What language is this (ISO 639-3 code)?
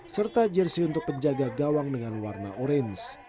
ind